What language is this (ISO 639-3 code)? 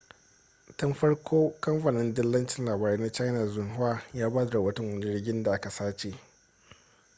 hau